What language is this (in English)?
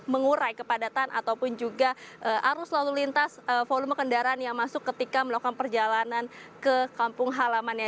Indonesian